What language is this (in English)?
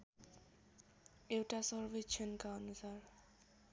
Nepali